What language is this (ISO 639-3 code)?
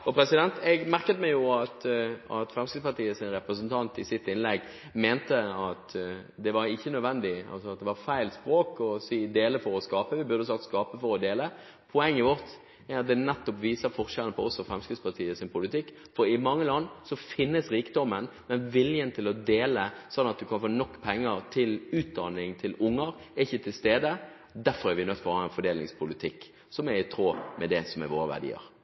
nob